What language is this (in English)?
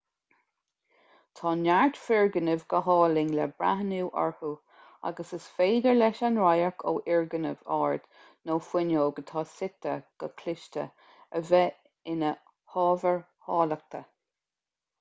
Irish